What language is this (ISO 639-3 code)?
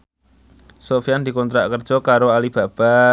jav